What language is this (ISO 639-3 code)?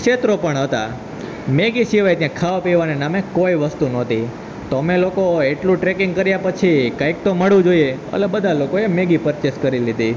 guj